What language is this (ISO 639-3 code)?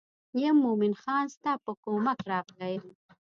pus